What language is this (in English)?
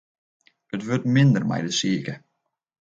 Western Frisian